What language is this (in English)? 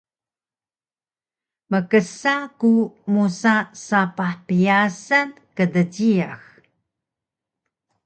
Taroko